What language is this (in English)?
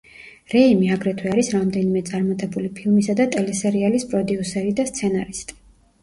Georgian